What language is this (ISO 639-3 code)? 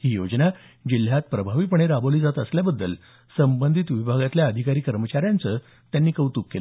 mar